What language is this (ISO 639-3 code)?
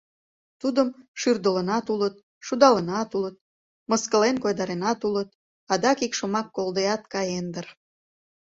chm